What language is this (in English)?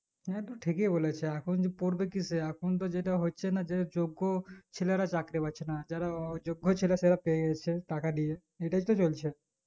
Bangla